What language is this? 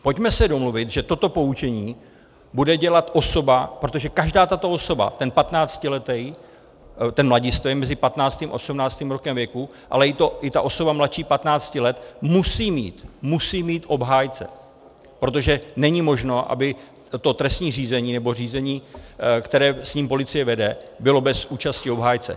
Czech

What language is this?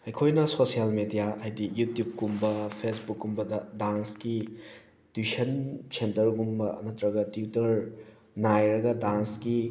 Manipuri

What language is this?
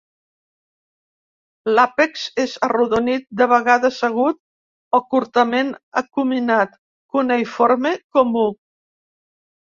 Catalan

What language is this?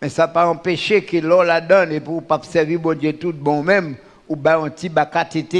French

